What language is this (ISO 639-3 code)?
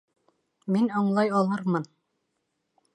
bak